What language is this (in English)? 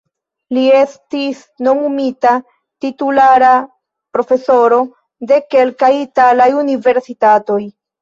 Esperanto